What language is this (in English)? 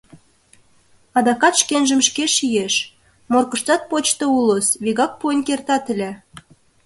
Mari